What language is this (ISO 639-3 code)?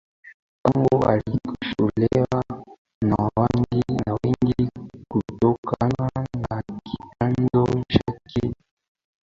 swa